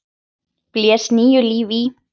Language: Icelandic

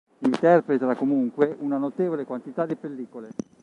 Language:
Italian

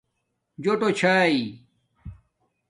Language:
Domaaki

